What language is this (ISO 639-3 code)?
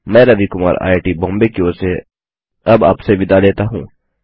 hin